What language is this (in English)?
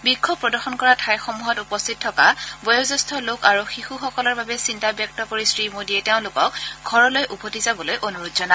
Assamese